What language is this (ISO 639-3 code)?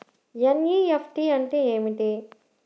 tel